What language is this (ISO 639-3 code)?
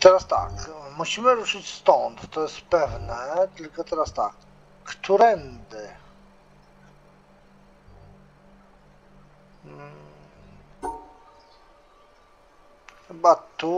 pol